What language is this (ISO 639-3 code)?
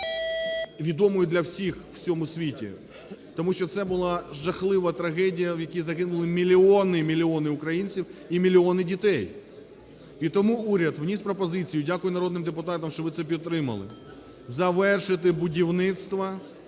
ukr